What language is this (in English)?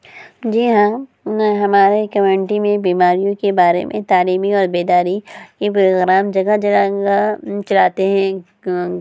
Urdu